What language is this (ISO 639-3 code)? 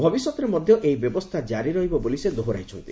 ori